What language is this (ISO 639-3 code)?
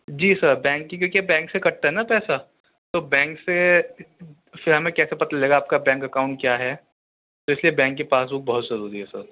urd